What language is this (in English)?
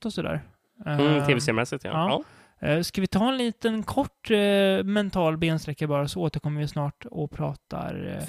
Swedish